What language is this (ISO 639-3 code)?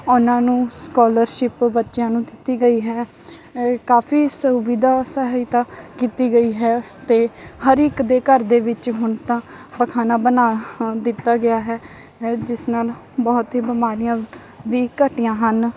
pan